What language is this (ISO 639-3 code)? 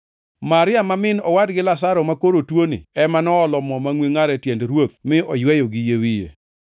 luo